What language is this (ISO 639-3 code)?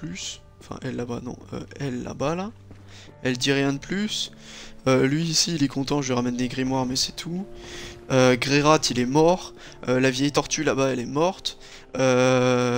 fra